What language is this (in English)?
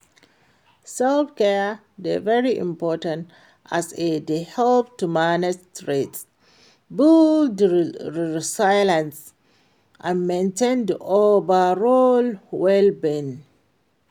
Nigerian Pidgin